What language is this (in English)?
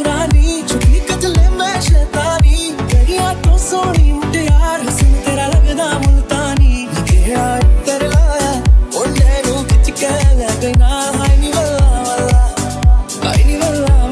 Hindi